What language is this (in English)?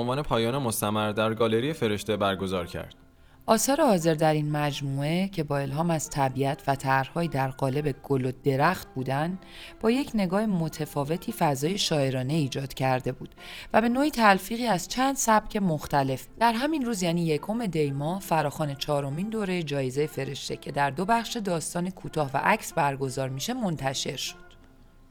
Persian